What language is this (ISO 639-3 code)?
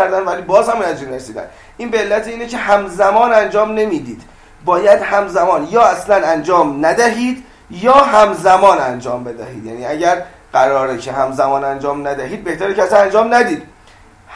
fas